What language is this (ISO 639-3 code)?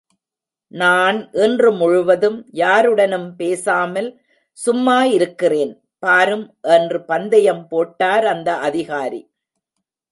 tam